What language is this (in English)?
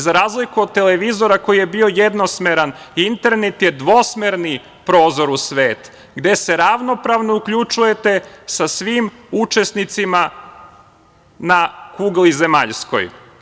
Serbian